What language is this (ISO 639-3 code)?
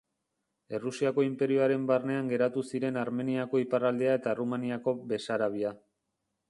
eus